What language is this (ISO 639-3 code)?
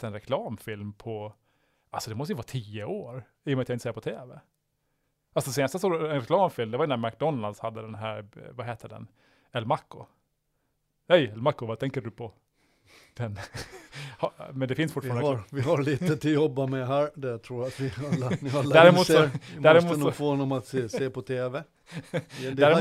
swe